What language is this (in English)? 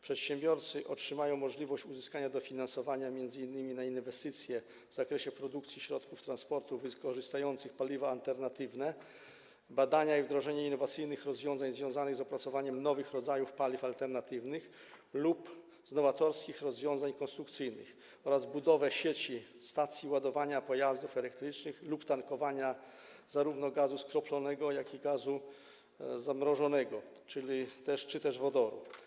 Polish